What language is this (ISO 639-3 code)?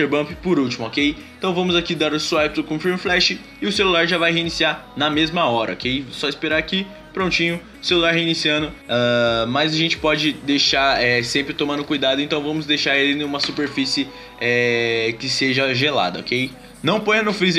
por